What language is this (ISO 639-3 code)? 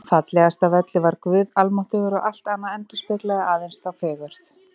isl